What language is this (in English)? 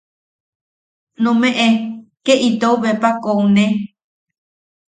Yaqui